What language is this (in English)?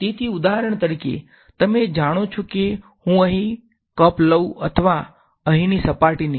Gujarati